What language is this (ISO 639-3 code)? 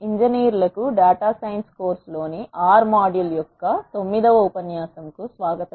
tel